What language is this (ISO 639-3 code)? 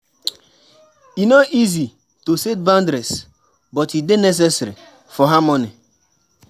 pcm